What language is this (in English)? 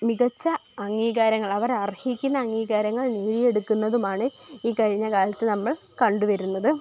Malayalam